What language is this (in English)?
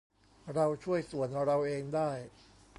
Thai